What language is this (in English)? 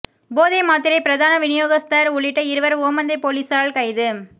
Tamil